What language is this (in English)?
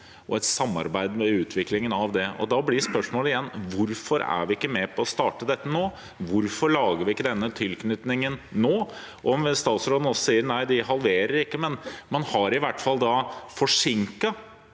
Norwegian